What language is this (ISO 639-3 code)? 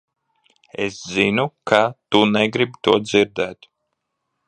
lav